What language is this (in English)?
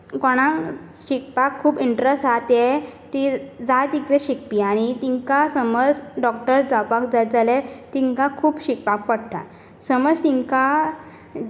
Konkani